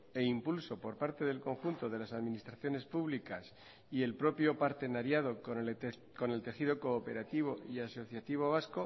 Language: Spanish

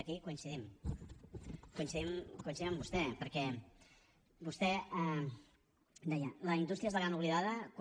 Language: Catalan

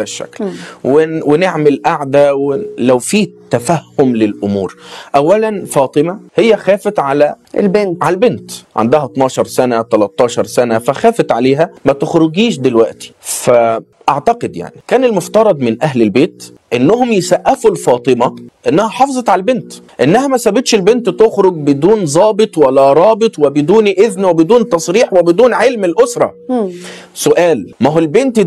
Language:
Arabic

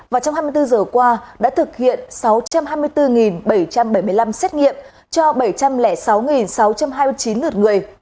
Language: Vietnamese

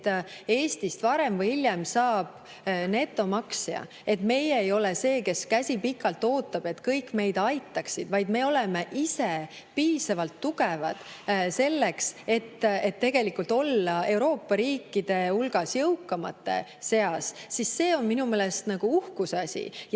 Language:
Estonian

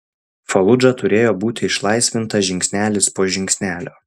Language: Lithuanian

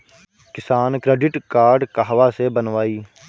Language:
Bhojpuri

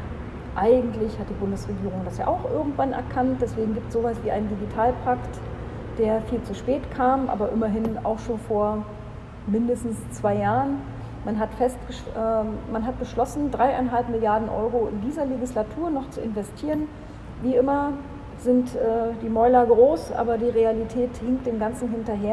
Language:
German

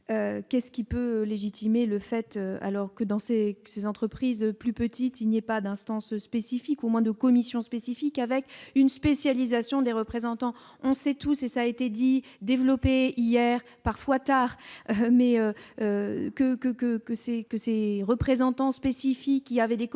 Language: French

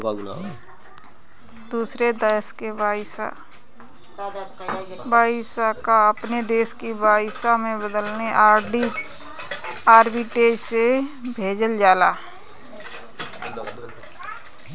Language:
Bhojpuri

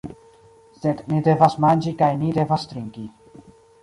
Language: Esperanto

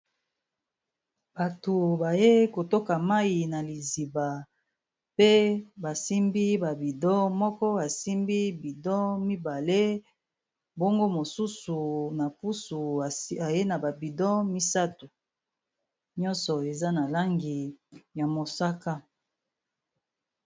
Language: Lingala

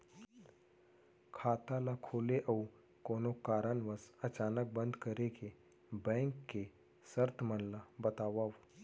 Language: Chhattisgarhi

